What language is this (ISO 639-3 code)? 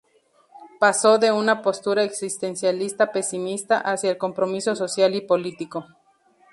spa